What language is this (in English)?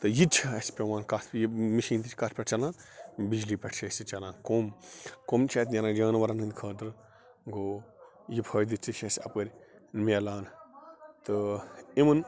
Kashmiri